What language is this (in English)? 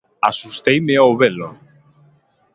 Galician